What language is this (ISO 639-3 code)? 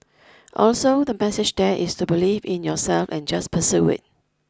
eng